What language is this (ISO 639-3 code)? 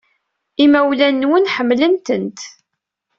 kab